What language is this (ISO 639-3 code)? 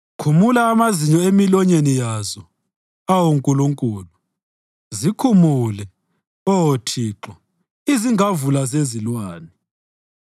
nde